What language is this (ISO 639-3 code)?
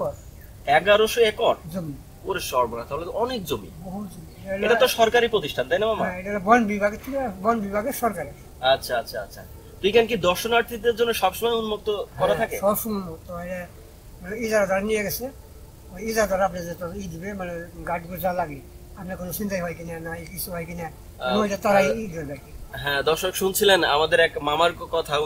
ben